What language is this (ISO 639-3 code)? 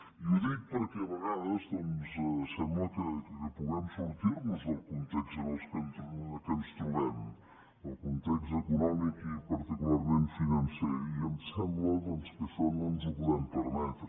cat